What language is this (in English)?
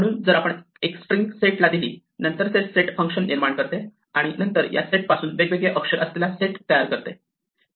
Marathi